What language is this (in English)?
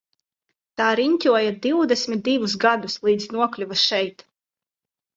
Latvian